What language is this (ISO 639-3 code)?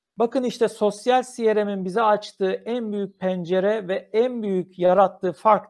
tur